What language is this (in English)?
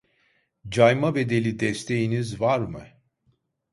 Turkish